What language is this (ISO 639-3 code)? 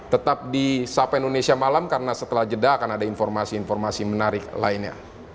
ind